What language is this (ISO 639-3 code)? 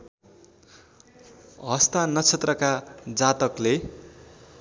nep